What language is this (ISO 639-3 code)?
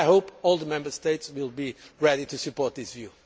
eng